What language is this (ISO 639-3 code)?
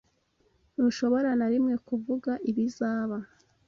kin